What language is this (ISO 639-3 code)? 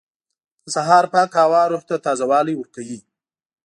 pus